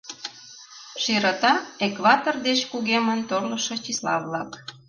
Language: Mari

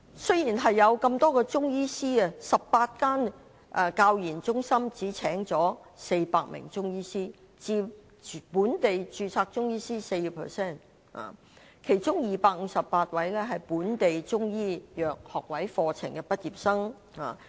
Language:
Cantonese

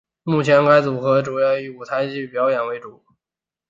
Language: Chinese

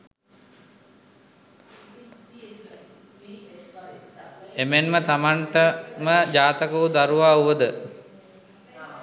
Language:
Sinhala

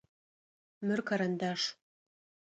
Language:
Adyghe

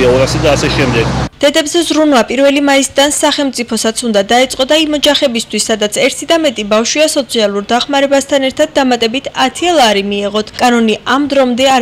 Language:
Georgian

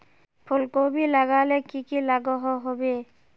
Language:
Magahi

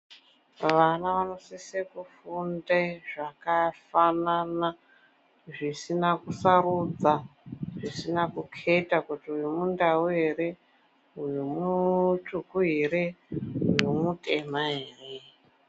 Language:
Ndau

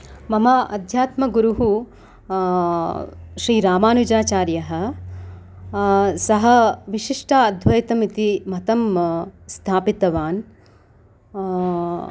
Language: Sanskrit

